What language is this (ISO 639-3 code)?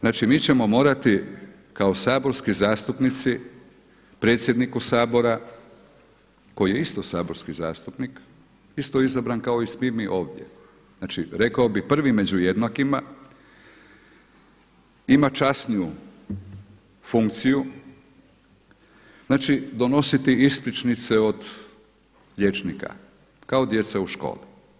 hrv